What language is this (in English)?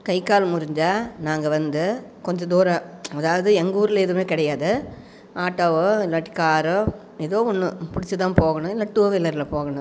Tamil